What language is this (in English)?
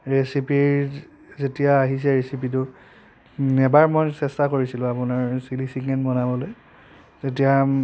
Assamese